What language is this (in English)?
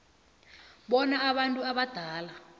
South Ndebele